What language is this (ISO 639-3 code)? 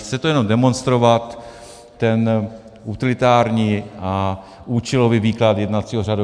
ces